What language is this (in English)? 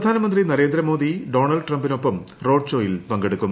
Malayalam